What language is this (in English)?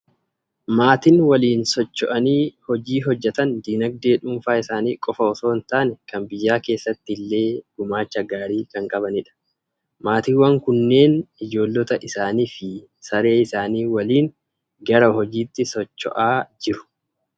Oromo